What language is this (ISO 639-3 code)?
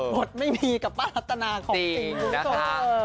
tha